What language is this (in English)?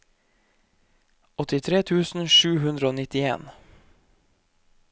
Norwegian